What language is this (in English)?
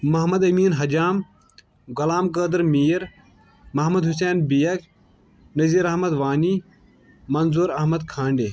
Kashmiri